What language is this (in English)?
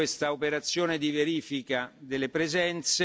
Italian